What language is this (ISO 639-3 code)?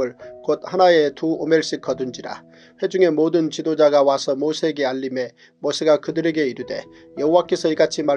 kor